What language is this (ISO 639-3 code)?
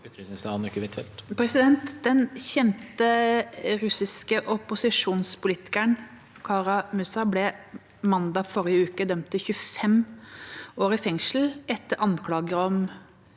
nor